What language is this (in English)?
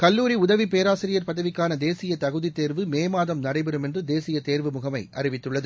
Tamil